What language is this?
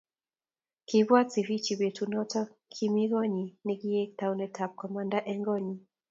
Kalenjin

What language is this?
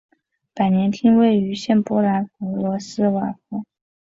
Chinese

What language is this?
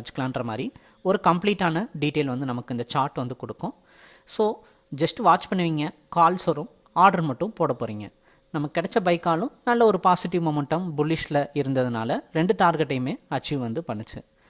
Tamil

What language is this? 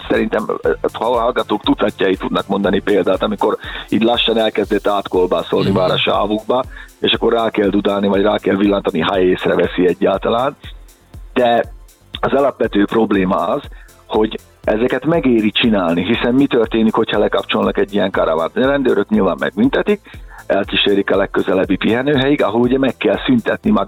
Hungarian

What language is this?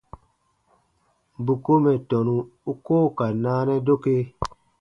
Baatonum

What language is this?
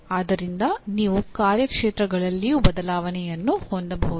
Kannada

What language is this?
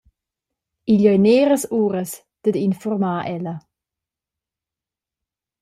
Romansh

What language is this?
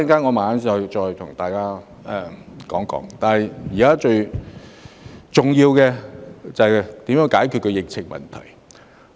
Cantonese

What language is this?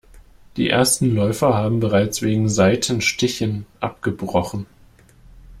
German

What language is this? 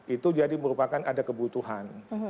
Indonesian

